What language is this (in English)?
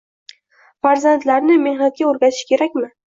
Uzbek